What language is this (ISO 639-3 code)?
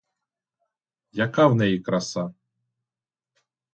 ukr